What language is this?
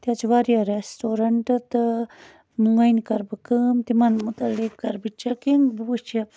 Kashmiri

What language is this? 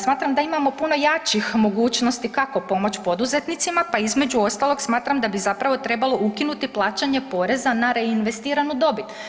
Croatian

